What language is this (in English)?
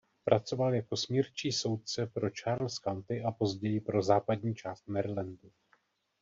Czech